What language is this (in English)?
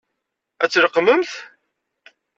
Kabyle